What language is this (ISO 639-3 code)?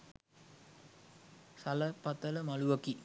sin